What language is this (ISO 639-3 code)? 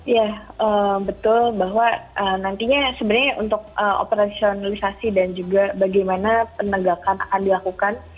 ind